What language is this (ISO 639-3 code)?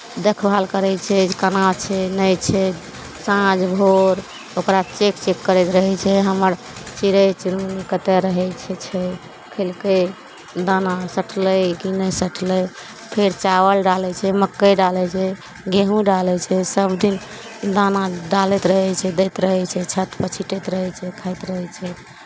mai